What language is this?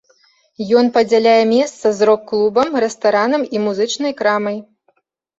Belarusian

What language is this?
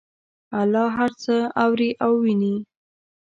Pashto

